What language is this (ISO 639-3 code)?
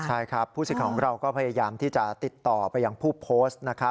tha